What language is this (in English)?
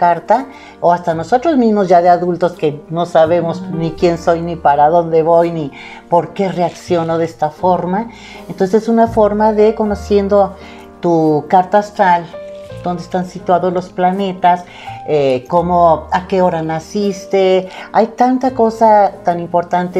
Spanish